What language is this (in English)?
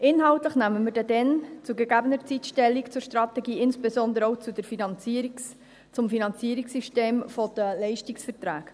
Swiss German